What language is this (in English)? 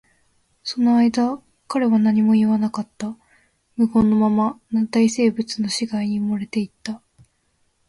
Japanese